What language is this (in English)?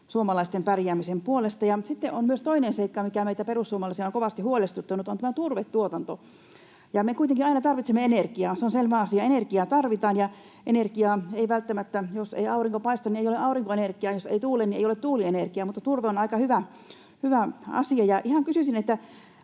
Finnish